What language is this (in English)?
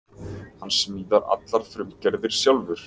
Icelandic